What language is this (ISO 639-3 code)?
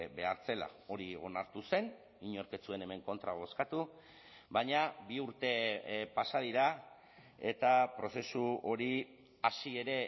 eus